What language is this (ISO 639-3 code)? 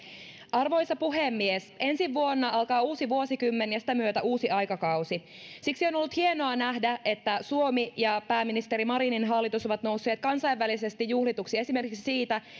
fin